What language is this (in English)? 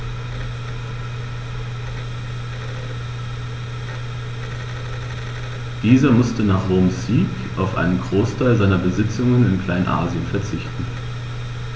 German